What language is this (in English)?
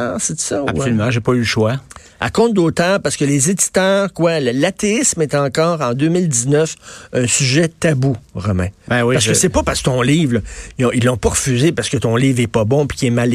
French